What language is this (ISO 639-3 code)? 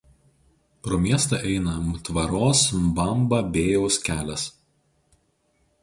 lit